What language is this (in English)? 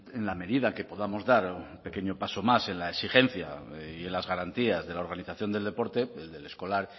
Spanish